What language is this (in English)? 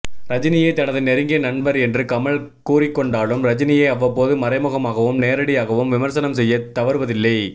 Tamil